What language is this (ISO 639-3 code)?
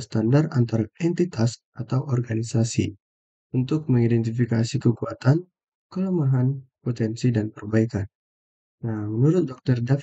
ind